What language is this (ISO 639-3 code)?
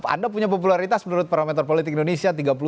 ind